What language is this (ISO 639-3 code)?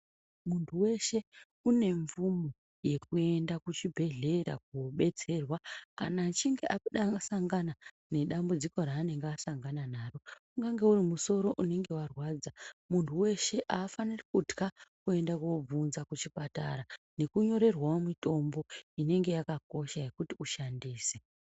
ndc